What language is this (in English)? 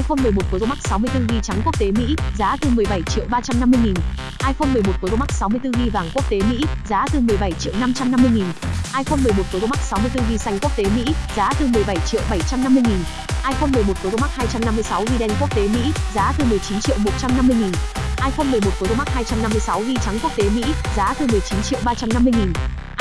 Vietnamese